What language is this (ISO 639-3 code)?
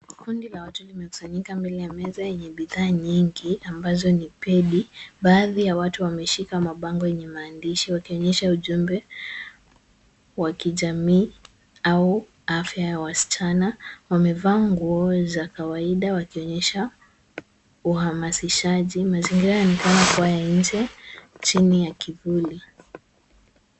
swa